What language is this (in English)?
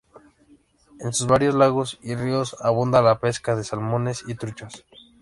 Spanish